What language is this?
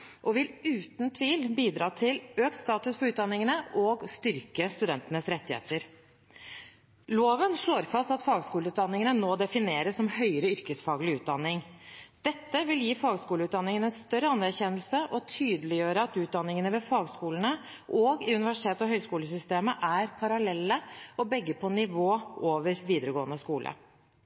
Norwegian Bokmål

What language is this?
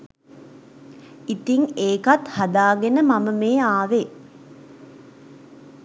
Sinhala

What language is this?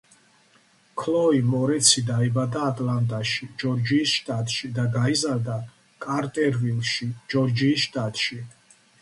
Georgian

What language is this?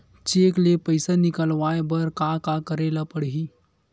Chhattisgarhi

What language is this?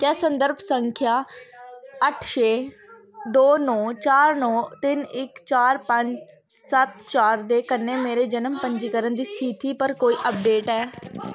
Dogri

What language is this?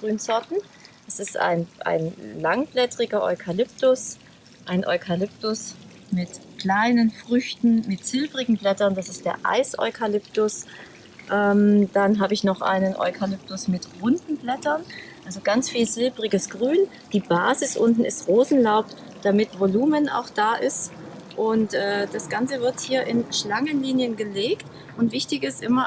German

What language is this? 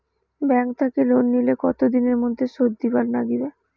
Bangla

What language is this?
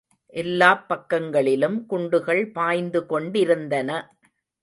Tamil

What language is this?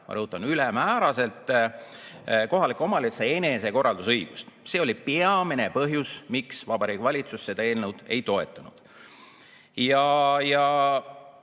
Estonian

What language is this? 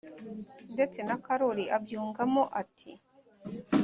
Kinyarwanda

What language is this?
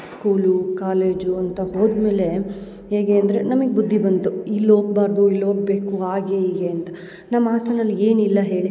Kannada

